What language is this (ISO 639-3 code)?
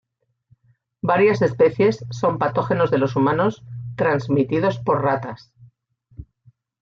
spa